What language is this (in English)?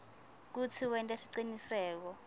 Swati